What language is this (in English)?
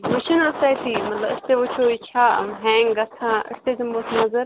Kashmiri